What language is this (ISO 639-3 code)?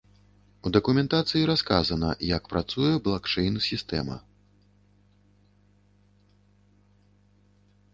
bel